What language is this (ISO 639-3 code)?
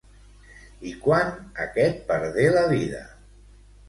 cat